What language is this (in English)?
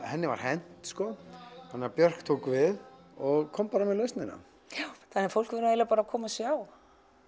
Icelandic